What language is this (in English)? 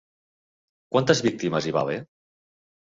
Catalan